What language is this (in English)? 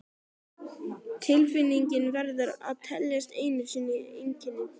Icelandic